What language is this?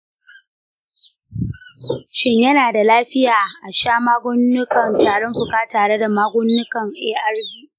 Hausa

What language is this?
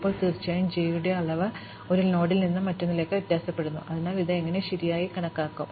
Malayalam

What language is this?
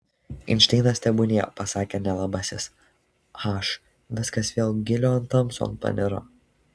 Lithuanian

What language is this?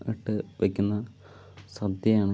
Malayalam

